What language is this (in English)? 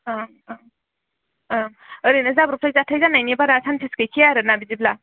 Bodo